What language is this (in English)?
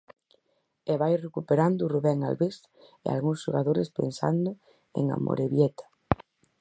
Galician